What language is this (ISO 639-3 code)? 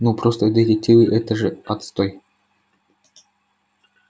rus